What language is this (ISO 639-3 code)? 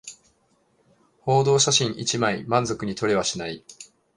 jpn